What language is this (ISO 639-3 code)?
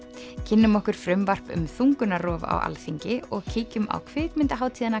isl